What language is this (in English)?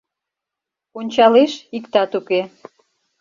Mari